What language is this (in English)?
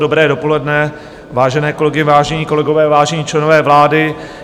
Czech